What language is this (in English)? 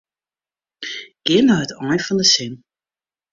Western Frisian